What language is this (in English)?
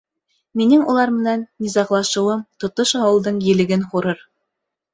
Bashkir